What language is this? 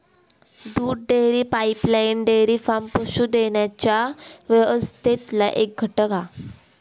Marathi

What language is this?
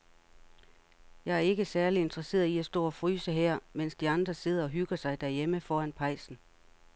Danish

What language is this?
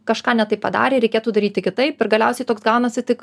Lithuanian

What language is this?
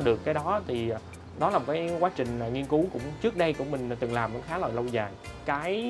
Vietnamese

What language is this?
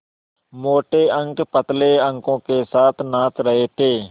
Hindi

